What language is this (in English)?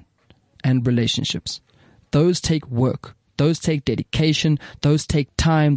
English